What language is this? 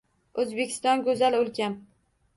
Uzbek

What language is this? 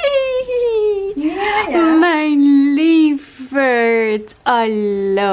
Dutch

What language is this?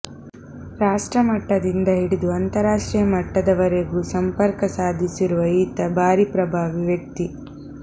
Kannada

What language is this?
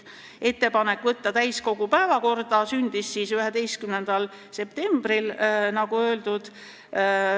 Estonian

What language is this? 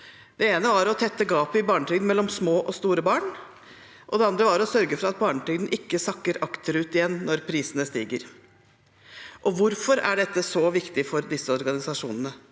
Norwegian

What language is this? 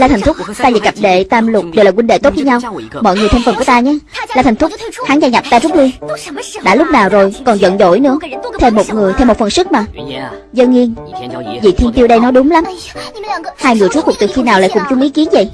Vietnamese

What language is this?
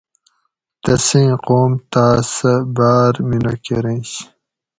Gawri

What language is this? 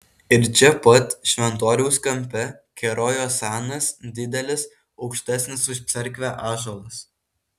Lithuanian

